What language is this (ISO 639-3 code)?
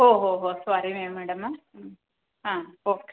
kan